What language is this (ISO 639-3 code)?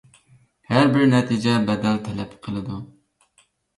uig